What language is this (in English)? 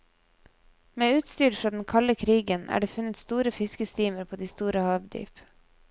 Norwegian